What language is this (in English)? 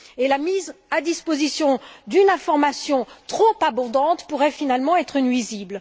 French